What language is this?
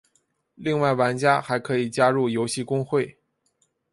Chinese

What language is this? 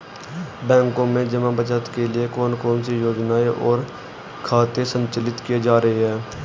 Hindi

